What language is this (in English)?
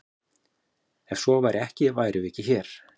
Icelandic